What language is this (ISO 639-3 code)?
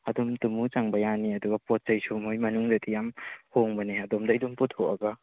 mni